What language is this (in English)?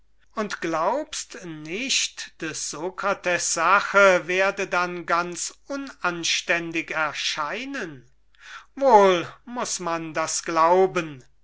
German